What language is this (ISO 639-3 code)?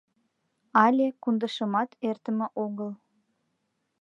chm